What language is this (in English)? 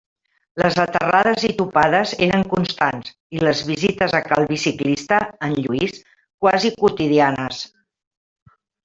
Catalan